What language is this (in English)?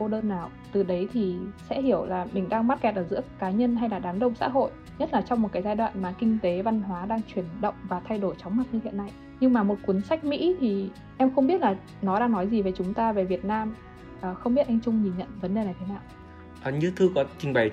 Vietnamese